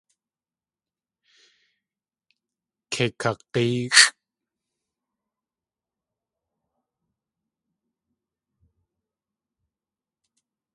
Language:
Tlingit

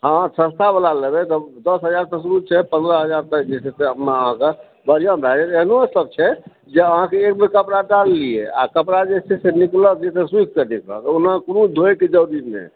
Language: Maithili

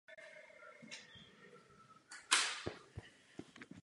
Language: Czech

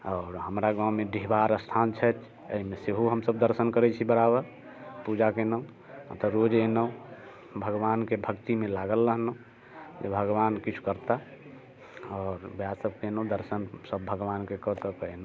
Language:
Maithili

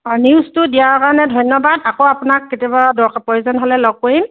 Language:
Assamese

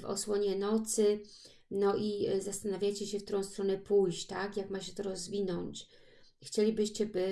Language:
Polish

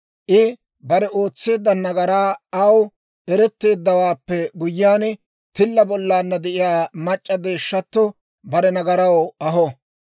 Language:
Dawro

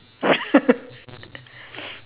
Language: English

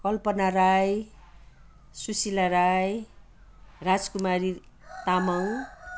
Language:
Nepali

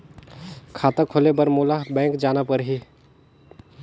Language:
Chhattisgarhi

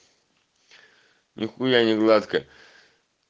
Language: Russian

